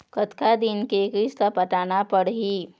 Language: Chhattisgarhi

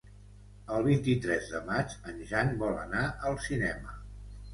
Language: Catalan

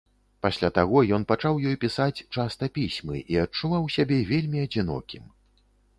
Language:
Belarusian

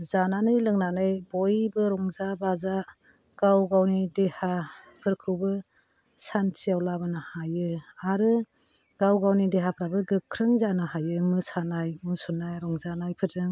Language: Bodo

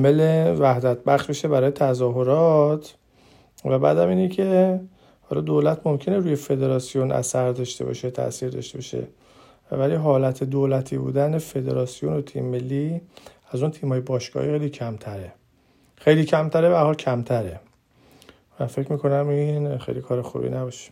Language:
Persian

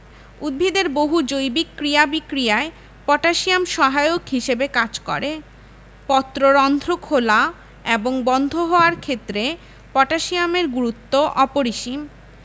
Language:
Bangla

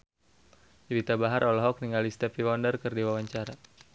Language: Sundanese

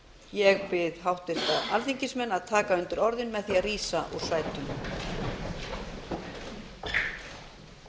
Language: Icelandic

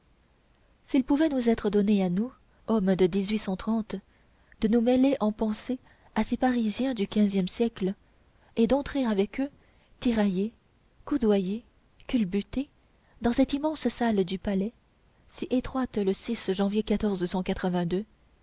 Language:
French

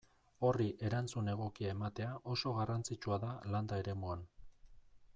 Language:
Basque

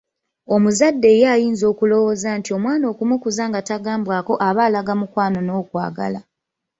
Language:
Ganda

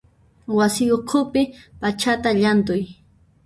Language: Puno Quechua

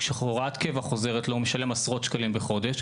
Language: Hebrew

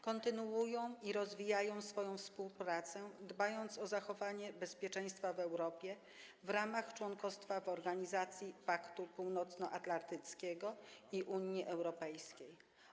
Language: Polish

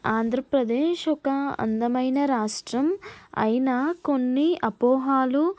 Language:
Telugu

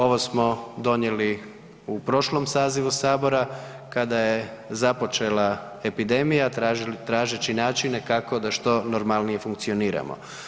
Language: Croatian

